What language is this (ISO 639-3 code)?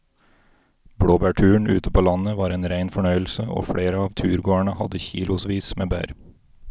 nor